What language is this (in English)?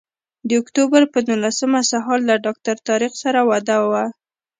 Pashto